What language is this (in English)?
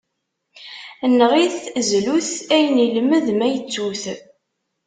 Kabyle